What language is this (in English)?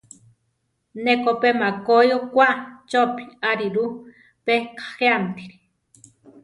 Central Tarahumara